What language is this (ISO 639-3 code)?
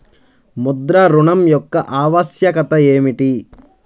tel